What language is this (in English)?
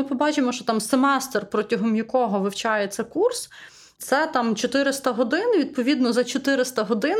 Ukrainian